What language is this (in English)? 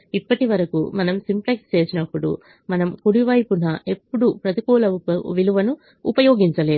Telugu